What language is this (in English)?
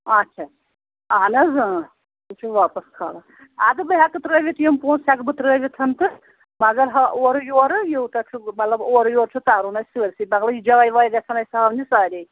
Kashmiri